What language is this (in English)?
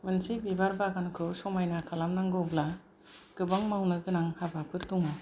Bodo